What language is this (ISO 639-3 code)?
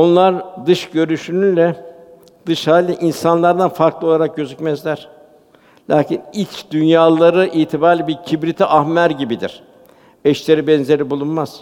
tur